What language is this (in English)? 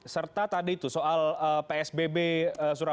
Indonesian